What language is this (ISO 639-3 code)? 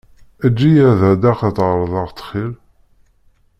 kab